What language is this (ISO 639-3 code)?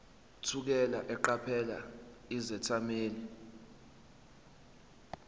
zul